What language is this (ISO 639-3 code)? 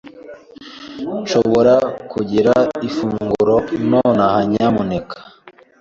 kin